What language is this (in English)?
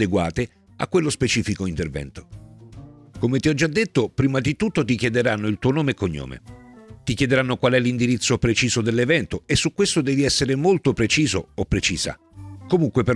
Italian